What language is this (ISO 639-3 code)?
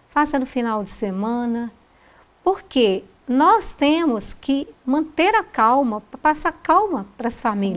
por